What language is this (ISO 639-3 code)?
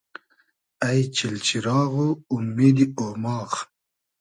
haz